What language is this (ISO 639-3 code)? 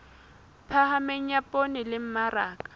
sot